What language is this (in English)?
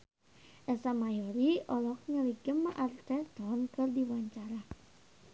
Sundanese